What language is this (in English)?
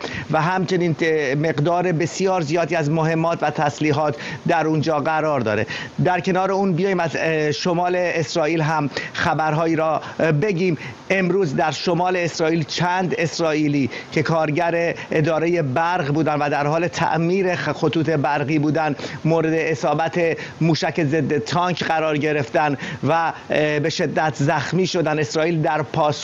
Persian